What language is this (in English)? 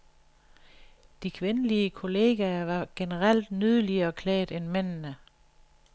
Danish